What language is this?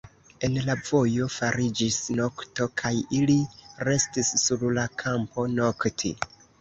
Esperanto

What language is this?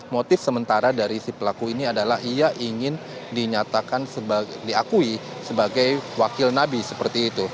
Indonesian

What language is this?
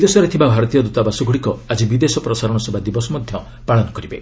Odia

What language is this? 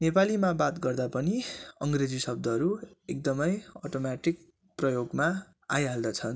Nepali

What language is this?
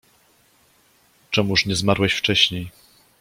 Polish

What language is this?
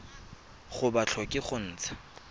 Tswana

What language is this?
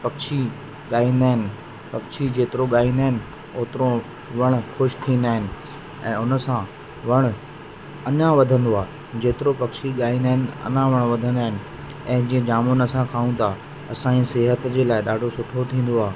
Sindhi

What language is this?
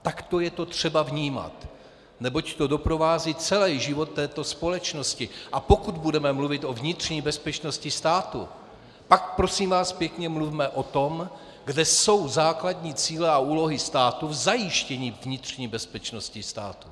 Czech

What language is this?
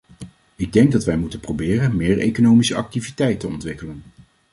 Dutch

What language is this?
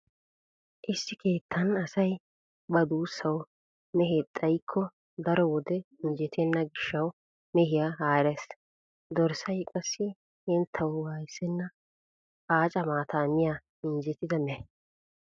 Wolaytta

